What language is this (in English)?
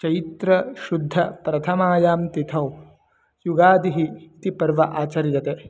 Sanskrit